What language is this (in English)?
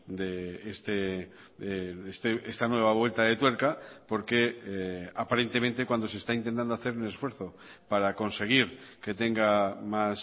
Spanish